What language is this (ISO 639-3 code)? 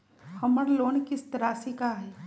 mag